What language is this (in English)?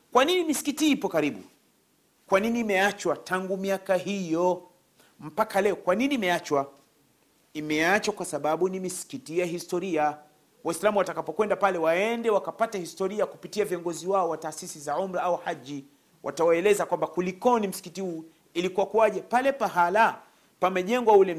Swahili